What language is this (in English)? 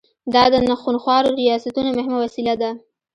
Pashto